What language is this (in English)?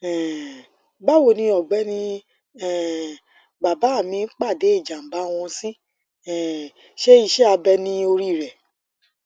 Yoruba